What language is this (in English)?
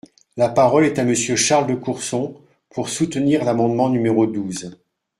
French